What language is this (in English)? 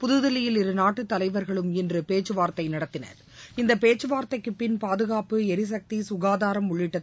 Tamil